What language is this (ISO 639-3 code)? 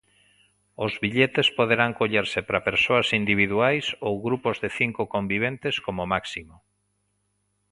glg